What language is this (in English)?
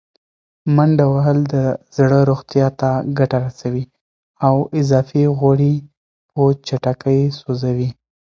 Pashto